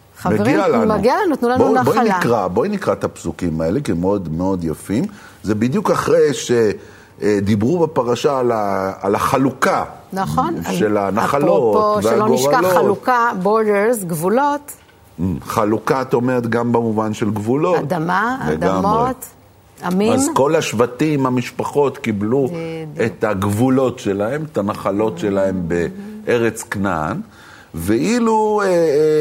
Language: Hebrew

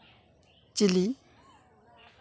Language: Santali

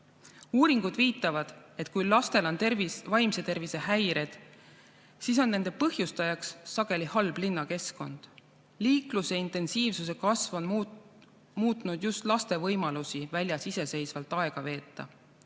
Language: Estonian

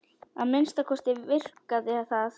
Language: Icelandic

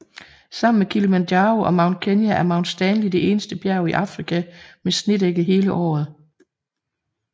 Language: Danish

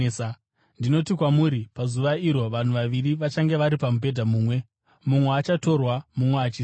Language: Shona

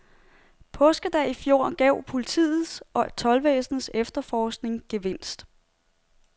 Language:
Danish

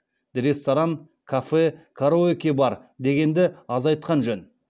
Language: Kazakh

